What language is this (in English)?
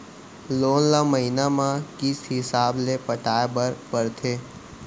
Chhattisgarhi